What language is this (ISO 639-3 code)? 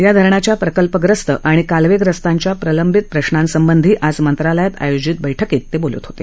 mar